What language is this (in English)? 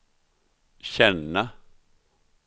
Swedish